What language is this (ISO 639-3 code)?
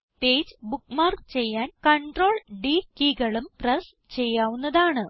mal